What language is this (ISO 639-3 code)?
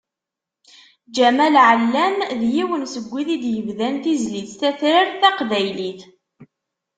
kab